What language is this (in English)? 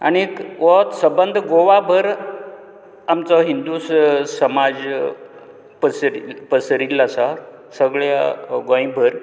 Konkani